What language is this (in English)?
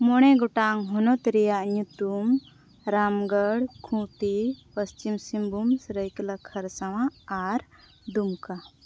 Santali